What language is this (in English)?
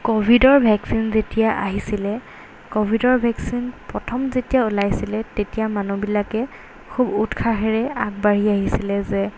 Assamese